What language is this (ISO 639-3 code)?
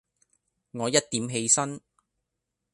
yue